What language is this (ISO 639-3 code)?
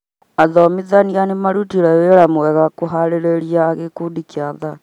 kik